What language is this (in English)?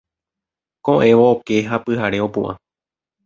Guarani